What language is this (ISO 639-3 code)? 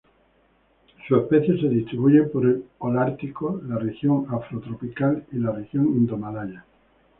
spa